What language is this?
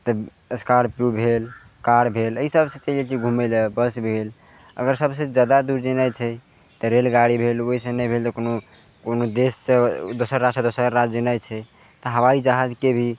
Maithili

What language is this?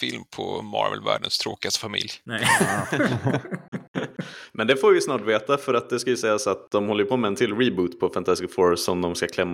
Swedish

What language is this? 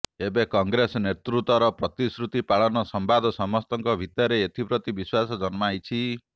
Odia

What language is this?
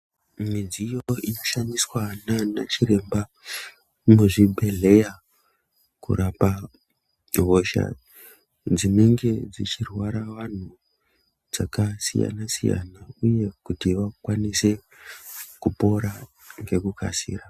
Ndau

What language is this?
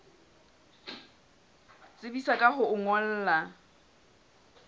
Southern Sotho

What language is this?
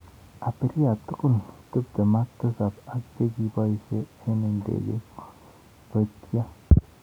Kalenjin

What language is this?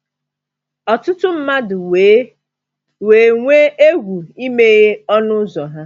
Igbo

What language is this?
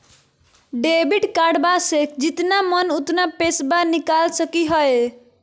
Magahi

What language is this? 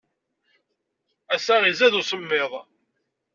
Kabyle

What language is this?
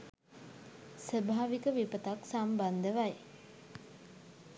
Sinhala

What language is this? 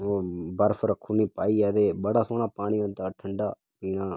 Dogri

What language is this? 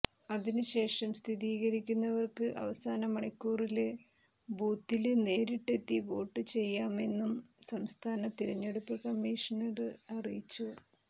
Malayalam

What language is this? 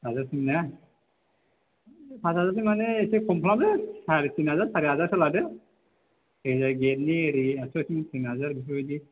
Bodo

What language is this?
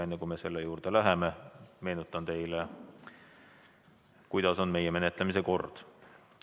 Estonian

